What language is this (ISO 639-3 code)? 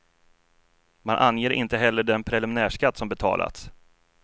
swe